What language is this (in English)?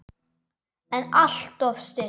Icelandic